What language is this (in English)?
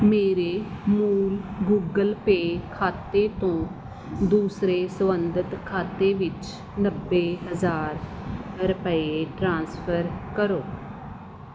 Punjabi